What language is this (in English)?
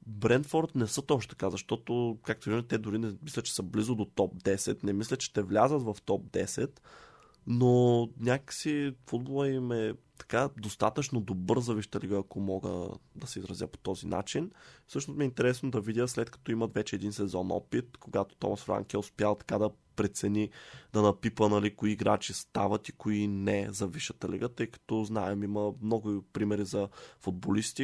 Bulgarian